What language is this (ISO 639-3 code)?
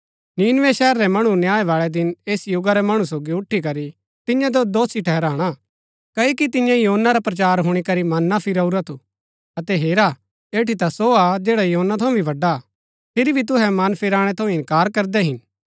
gbk